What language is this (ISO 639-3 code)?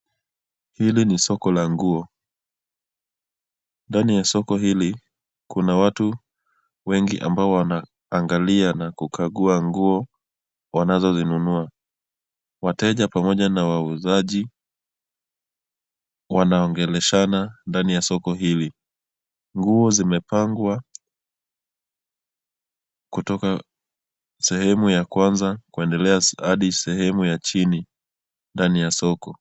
swa